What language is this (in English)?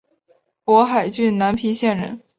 Chinese